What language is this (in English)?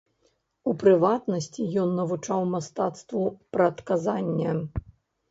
Belarusian